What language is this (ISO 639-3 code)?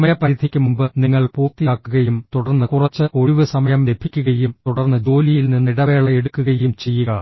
mal